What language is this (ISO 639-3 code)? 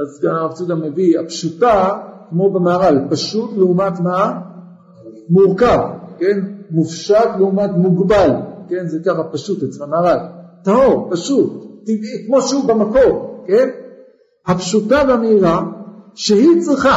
heb